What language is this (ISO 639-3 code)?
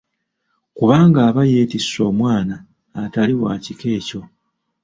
lug